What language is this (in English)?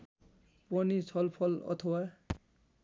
Nepali